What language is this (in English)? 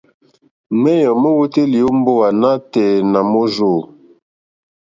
Mokpwe